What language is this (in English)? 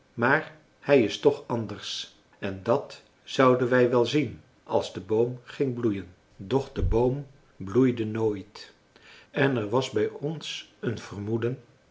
Dutch